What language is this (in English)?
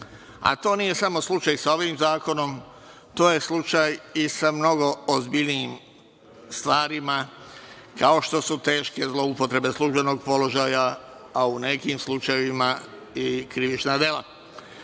Serbian